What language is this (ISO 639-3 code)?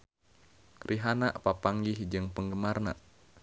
sun